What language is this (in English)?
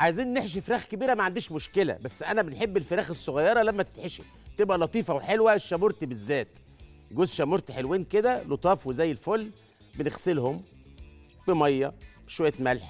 Arabic